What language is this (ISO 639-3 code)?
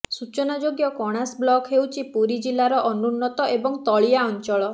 ori